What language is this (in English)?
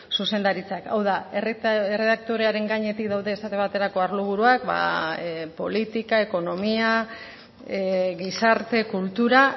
Basque